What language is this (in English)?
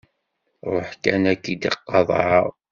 Kabyle